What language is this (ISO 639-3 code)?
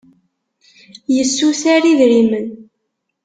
kab